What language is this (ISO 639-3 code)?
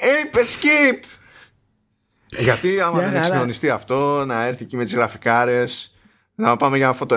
ell